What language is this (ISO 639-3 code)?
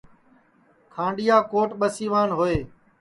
ssi